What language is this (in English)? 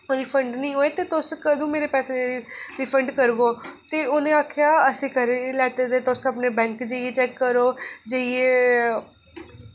Dogri